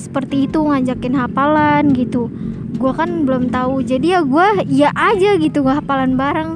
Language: Indonesian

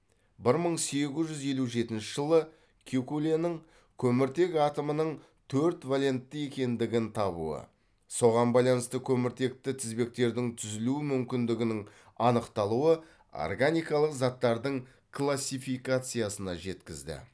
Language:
Kazakh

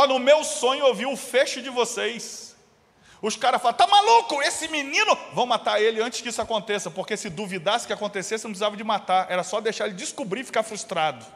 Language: Portuguese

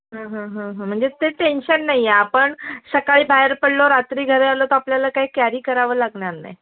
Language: Marathi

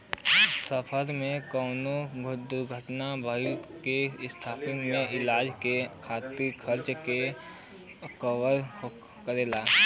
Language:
Bhojpuri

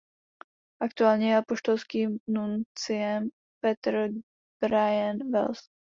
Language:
Czech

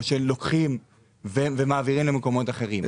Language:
Hebrew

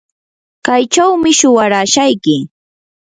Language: Yanahuanca Pasco Quechua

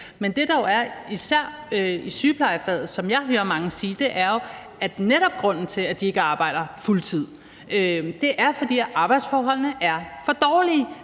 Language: Danish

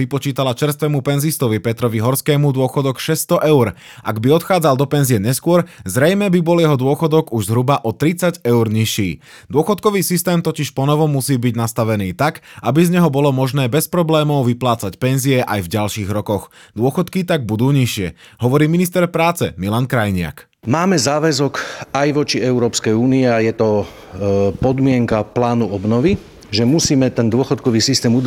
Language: Slovak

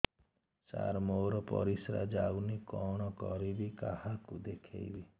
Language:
Odia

